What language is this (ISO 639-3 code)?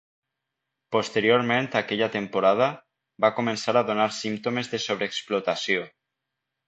cat